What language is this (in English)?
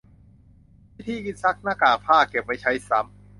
Thai